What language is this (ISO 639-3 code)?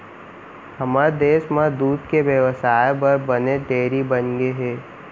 hne